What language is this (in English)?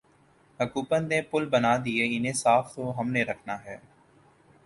Urdu